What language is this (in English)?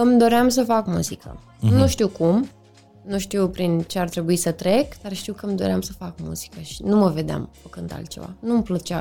Romanian